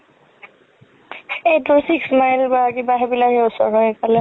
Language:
Assamese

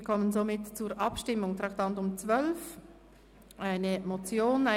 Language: Swiss German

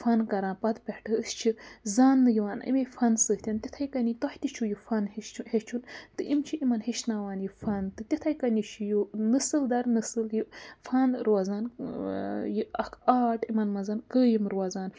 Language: Kashmiri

